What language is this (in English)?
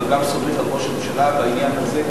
Hebrew